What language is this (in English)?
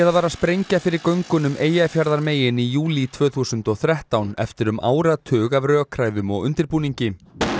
Icelandic